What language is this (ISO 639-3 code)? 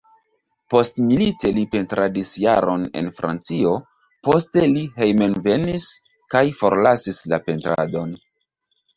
epo